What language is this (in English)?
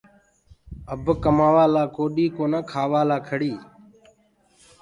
Gurgula